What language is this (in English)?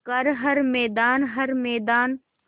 Hindi